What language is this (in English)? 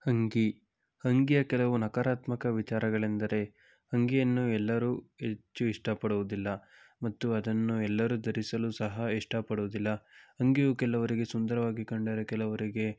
Kannada